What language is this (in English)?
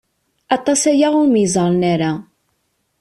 Kabyle